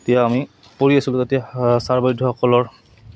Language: Assamese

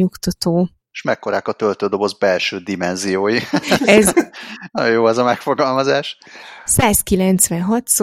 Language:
Hungarian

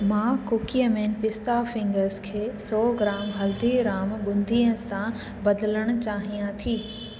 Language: Sindhi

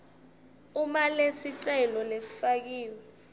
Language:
Swati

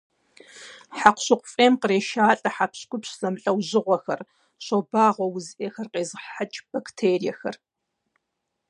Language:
Kabardian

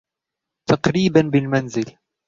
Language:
Arabic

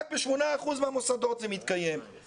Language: Hebrew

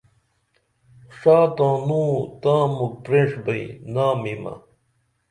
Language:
Dameli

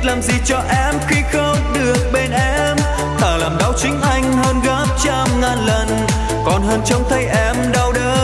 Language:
Vietnamese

